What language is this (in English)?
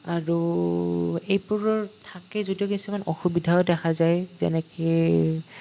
Assamese